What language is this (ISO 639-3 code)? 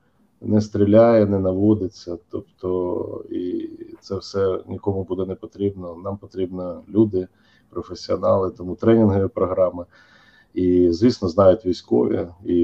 ukr